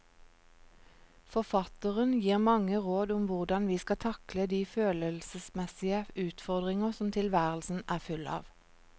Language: Norwegian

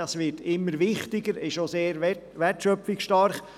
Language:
Swiss German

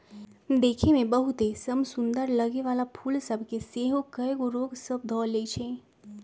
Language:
Magahi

